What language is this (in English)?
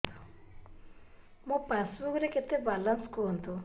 Odia